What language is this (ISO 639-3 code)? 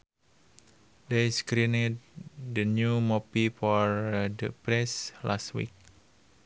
sun